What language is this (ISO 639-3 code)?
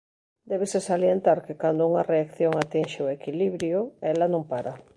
glg